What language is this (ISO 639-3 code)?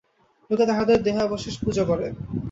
ben